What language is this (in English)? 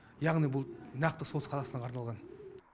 Kazakh